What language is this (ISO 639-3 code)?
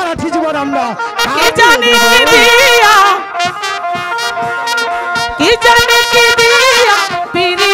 ben